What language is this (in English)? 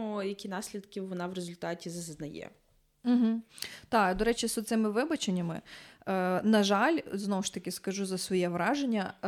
Ukrainian